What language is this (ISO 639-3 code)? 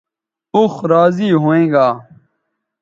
btv